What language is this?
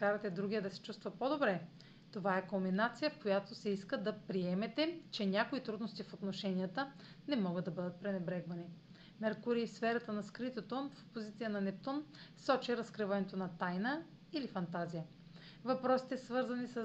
Bulgarian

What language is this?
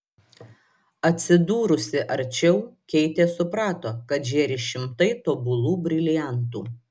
Lithuanian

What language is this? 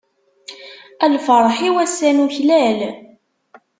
Kabyle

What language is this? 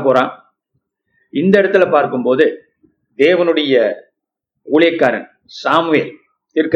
Tamil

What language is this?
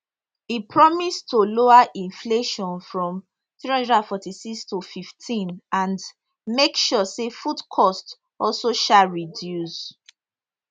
Nigerian Pidgin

